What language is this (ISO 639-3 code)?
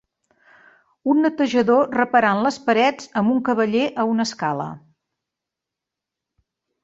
cat